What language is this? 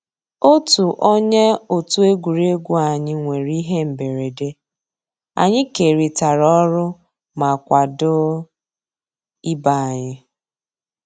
Igbo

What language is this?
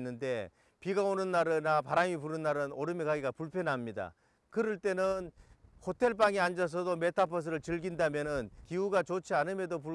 Korean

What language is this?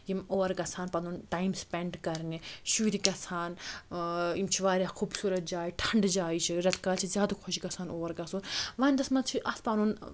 Kashmiri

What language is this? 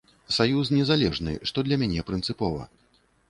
Belarusian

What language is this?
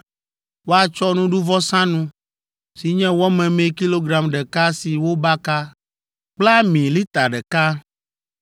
Ewe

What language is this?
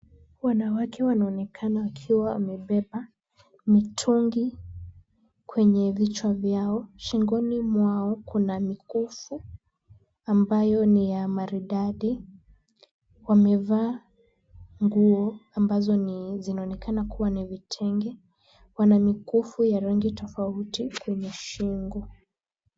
Swahili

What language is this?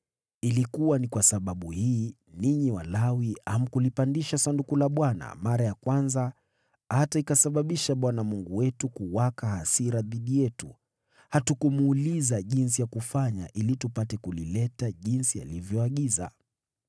Swahili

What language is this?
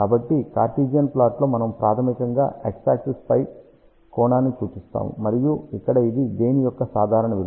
Telugu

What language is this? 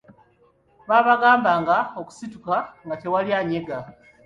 Ganda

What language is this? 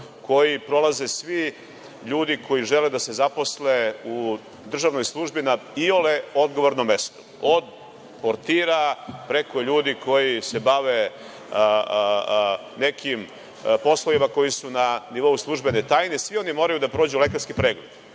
Serbian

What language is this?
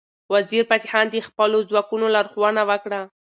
Pashto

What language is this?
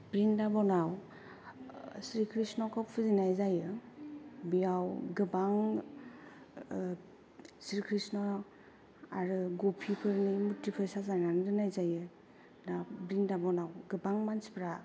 Bodo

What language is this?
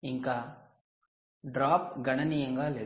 Telugu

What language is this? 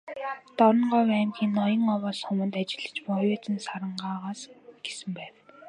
Mongolian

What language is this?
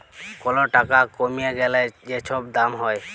Bangla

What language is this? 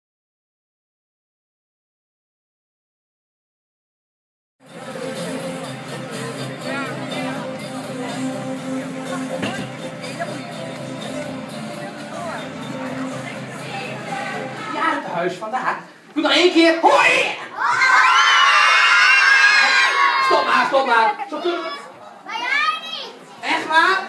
Dutch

